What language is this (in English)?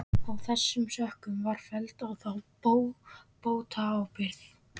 Icelandic